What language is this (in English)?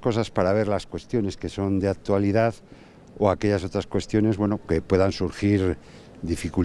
Spanish